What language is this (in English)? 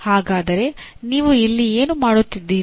Kannada